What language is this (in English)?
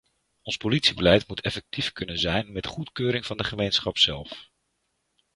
Dutch